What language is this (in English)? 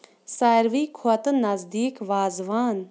Kashmiri